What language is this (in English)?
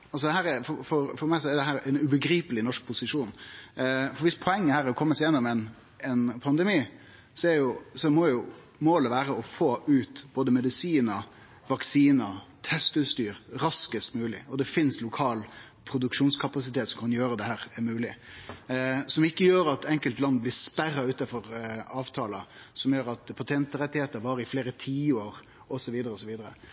Norwegian Nynorsk